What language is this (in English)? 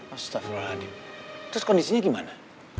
Indonesian